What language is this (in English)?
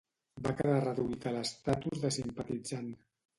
Catalan